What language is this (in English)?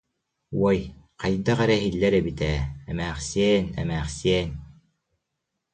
Yakut